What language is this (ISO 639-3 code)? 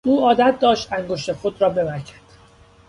fas